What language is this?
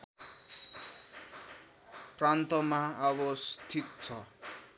Nepali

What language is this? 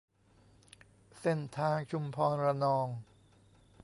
Thai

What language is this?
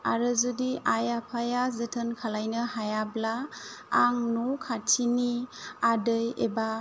Bodo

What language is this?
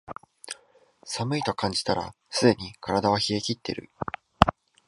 Japanese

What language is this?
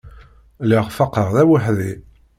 Kabyle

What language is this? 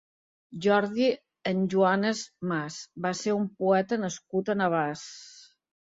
Catalan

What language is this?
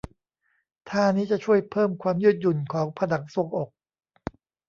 Thai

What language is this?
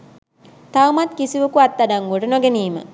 Sinhala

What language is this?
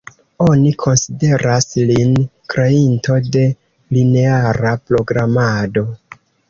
Esperanto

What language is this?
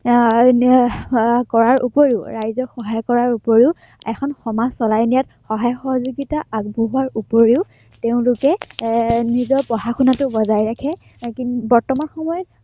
Assamese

